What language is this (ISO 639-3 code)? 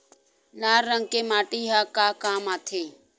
hne